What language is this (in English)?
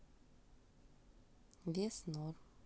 Russian